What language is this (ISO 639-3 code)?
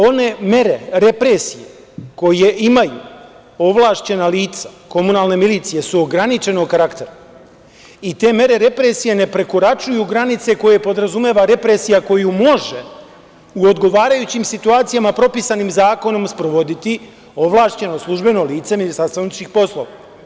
srp